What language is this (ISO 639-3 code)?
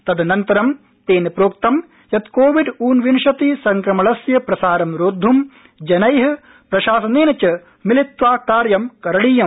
san